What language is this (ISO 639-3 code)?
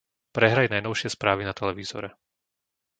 slk